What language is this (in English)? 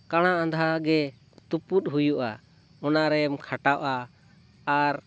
Santali